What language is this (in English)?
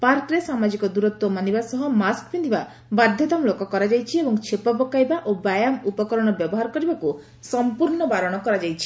Odia